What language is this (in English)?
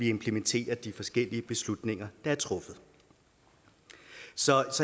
Danish